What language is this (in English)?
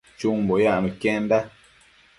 Matsés